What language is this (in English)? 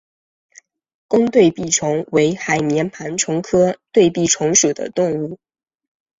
Chinese